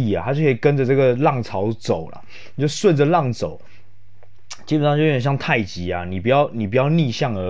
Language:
Chinese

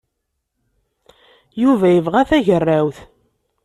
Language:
Kabyle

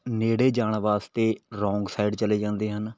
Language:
Punjabi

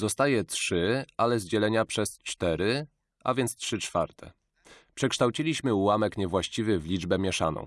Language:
Polish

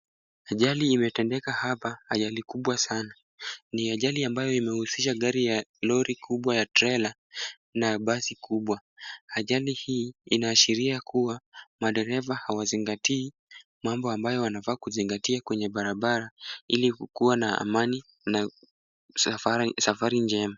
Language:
Swahili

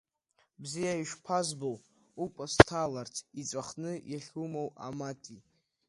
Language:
Abkhazian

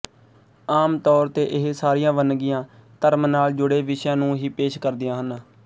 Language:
Punjabi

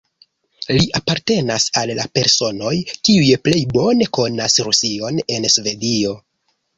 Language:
Esperanto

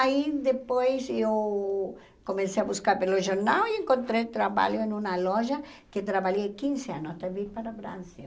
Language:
Portuguese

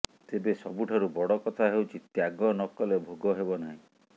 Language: Odia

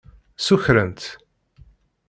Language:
Kabyle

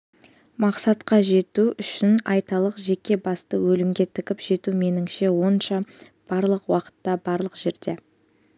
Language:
Kazakh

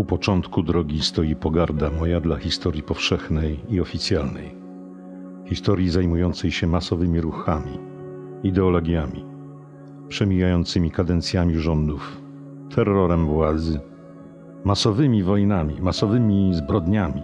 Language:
Polish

